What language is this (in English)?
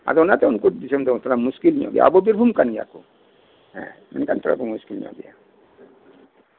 Santali